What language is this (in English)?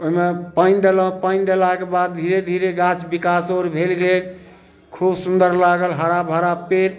Maithili